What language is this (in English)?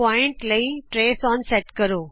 Punjabi